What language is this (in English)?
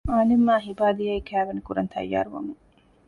Divehi